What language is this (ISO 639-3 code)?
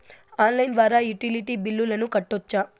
tel